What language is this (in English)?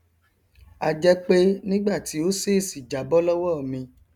Yoruba